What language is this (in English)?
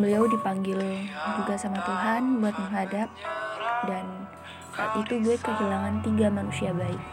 Indonesian